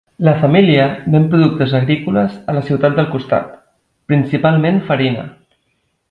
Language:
Catalan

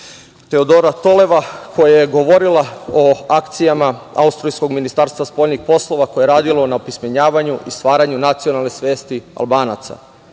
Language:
Serbian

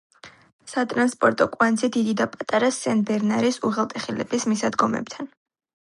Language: Georgian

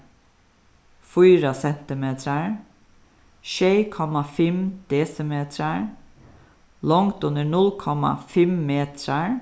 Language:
Faroese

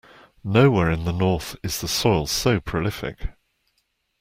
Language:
English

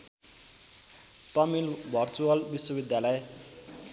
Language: Nepali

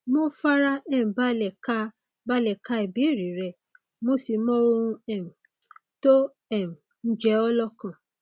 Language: Yoruba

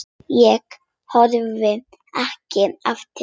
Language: Icelandic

